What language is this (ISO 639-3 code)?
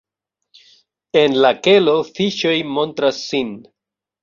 epo